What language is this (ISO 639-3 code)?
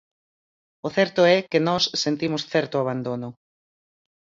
glg